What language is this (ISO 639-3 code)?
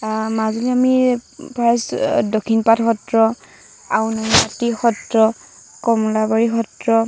asm